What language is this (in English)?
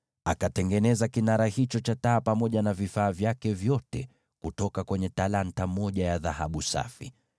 Swahili